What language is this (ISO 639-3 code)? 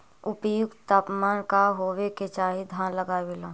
mag